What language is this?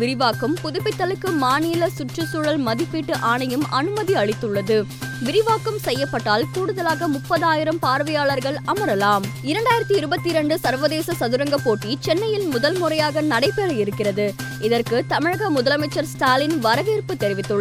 Tamil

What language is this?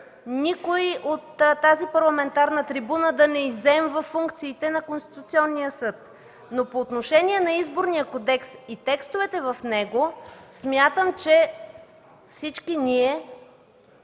Bulgarian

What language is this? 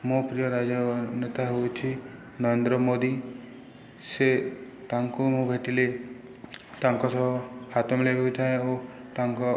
Odia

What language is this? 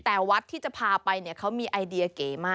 Thai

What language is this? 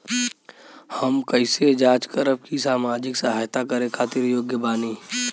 Bhojpuri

